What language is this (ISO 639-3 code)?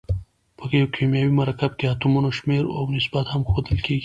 pus